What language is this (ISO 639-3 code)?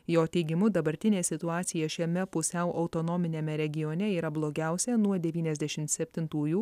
lit